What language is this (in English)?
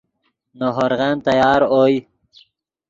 Yidgha